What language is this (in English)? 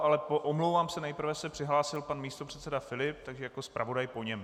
Czech